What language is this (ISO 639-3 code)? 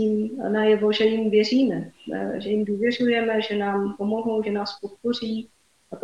ces